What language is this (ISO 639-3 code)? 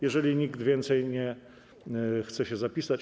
pol